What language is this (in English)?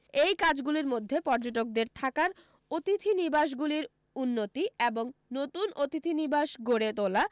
Bangla